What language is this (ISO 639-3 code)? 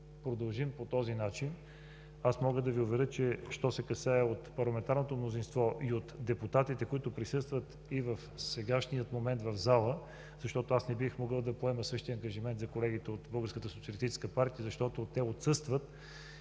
bul